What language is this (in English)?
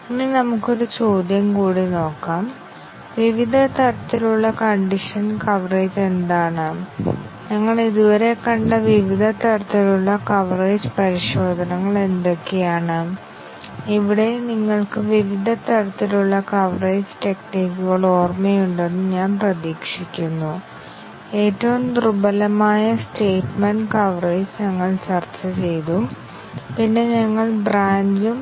Malayalam